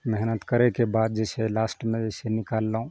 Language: Maithili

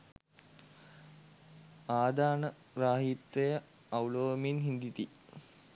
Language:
Sinhala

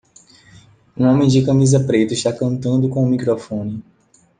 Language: Portuguese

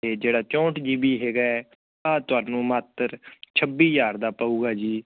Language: Punjabi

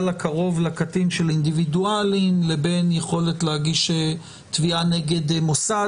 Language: Hebrew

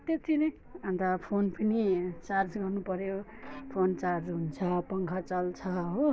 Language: Nepali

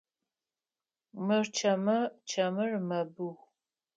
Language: Adyghe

